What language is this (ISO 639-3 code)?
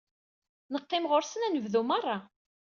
kab